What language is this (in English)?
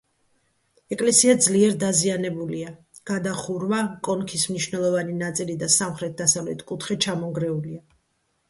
Georgian